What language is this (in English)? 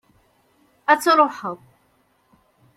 Kabyle